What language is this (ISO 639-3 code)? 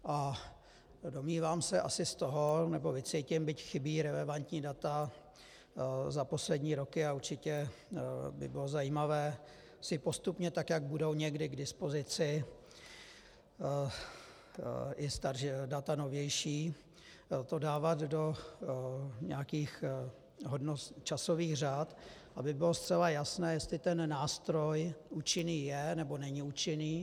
ces